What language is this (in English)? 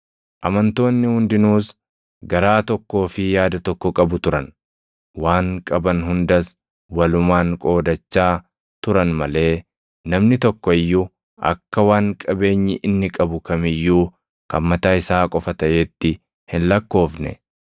Oromo